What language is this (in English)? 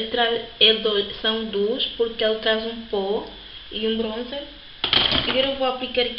Portuguese